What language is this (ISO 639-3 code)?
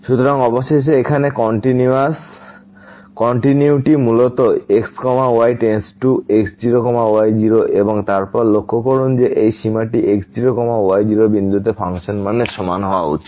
ben